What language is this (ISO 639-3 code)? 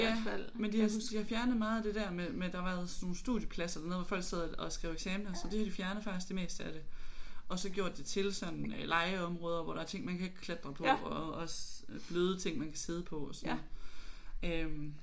dan